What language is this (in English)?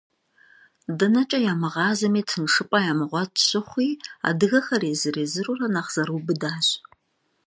Kabardian